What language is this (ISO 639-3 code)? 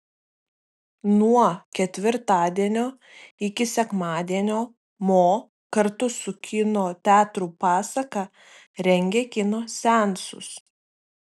lit